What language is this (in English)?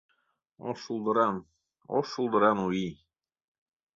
Mari